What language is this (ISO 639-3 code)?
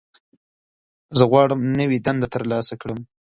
pus